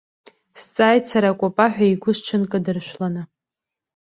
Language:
Abkhazian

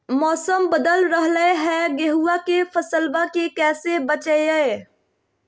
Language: Magahi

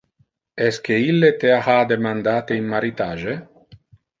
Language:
Interlingua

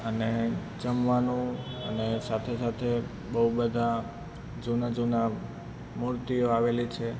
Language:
Gujarati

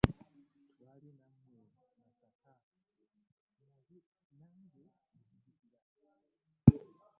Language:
Ganda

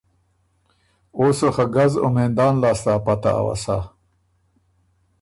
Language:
Ormuri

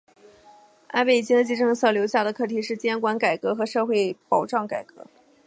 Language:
Chinese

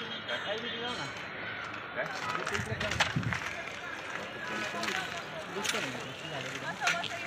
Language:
Marathi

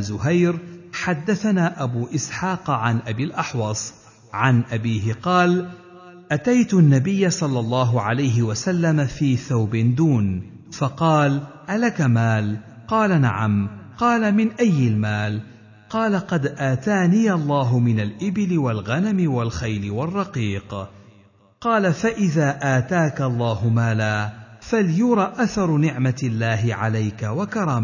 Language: Arabic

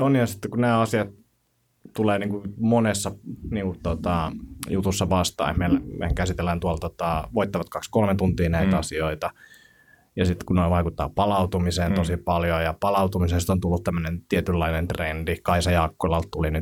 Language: Finnish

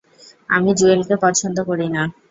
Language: Bangla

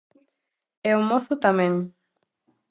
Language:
Galician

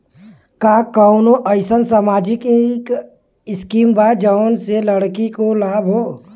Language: Bhojpuri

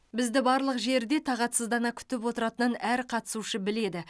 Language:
Kazakh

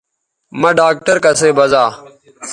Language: Bateri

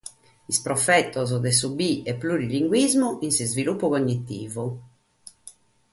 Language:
Sardinian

